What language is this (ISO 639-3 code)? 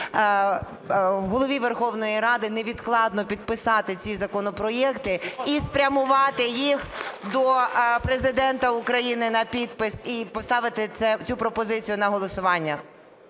ukr